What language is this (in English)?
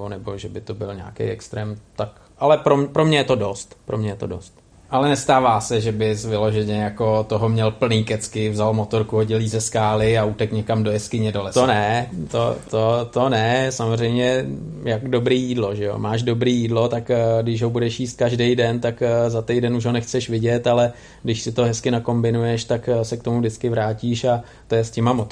Czech